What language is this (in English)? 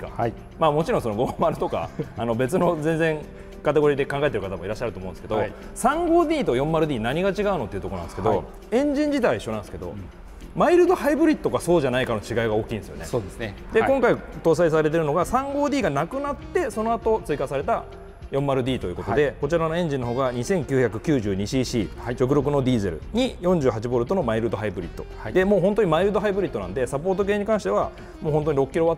Japanese